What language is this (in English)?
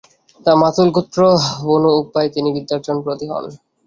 Bangla